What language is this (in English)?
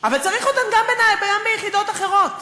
Hebrew